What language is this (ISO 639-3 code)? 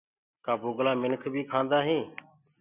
ggg